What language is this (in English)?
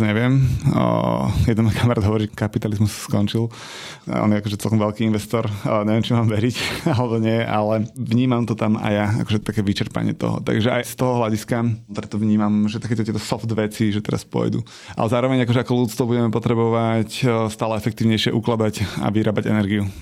Slovak